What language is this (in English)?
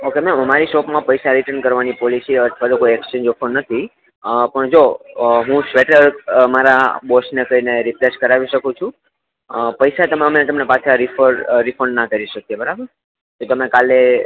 Gujarati